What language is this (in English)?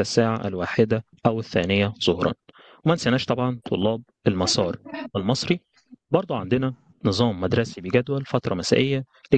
Arabic